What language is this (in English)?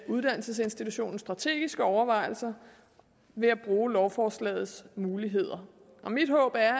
Danish